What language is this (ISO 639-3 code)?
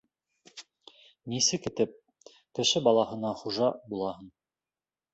bak